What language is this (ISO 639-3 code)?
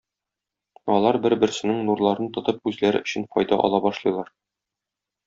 tat